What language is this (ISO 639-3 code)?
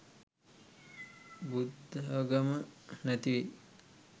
sin